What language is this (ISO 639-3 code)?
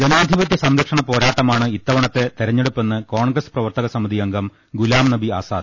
mal